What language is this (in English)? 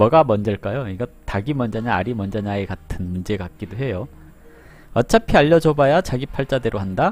Korean